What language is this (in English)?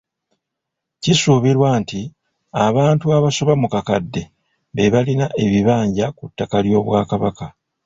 Ganda